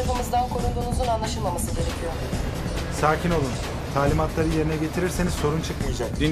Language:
Turkish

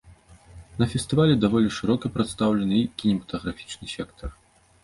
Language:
Belarusian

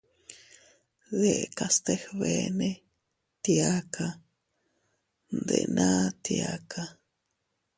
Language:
Teutila Cuicatec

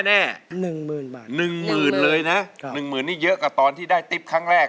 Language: Thai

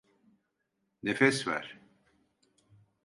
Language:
Turkish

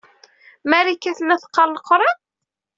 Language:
Kabyle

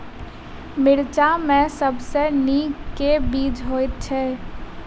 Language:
Maithili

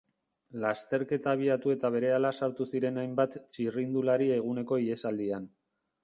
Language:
Basque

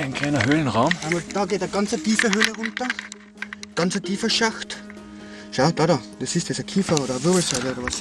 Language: German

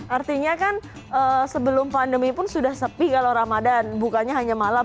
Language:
Indonesian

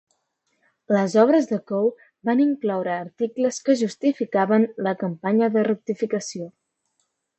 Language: Catalan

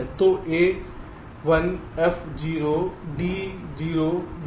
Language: Hindi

